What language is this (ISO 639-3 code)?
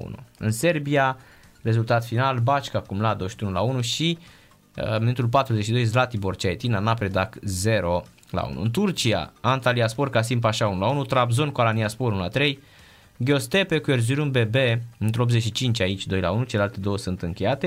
ron